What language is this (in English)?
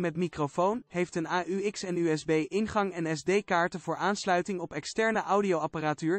Dutch